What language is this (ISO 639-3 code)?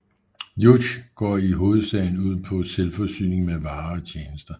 dan